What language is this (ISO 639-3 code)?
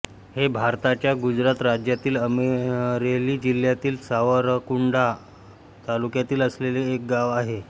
mar